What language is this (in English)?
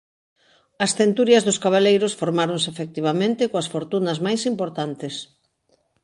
Galician